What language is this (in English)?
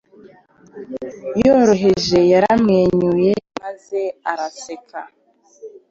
Kinyarwanda